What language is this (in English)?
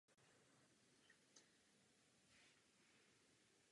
Czech